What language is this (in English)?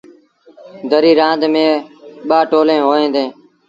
Sindhi Bhil